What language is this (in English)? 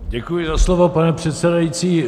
Czech